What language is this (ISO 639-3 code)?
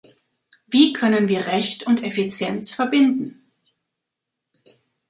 deu